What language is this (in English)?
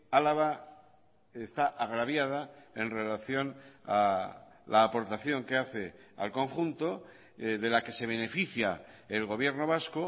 Spanish